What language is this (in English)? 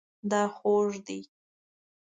Pashto